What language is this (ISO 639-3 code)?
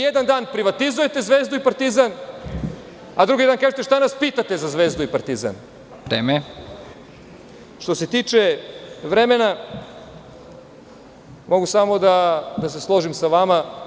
srp